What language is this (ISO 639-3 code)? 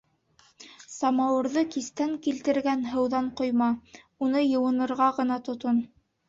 bak